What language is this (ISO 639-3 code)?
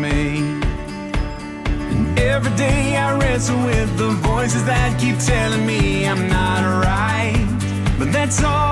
spa